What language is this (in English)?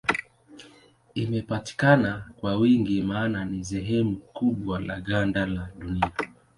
Swahili